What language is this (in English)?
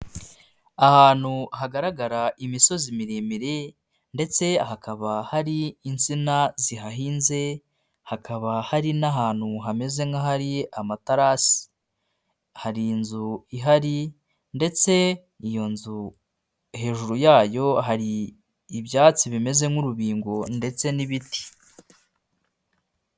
Kinyarwanda